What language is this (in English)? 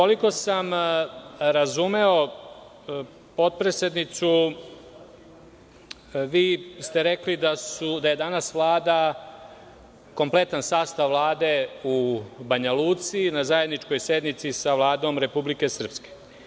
Serbian